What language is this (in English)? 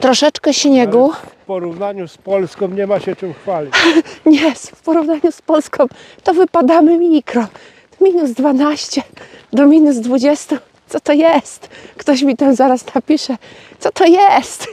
Polish